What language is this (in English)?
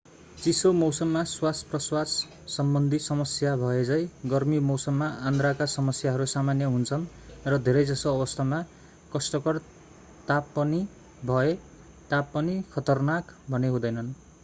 Nepali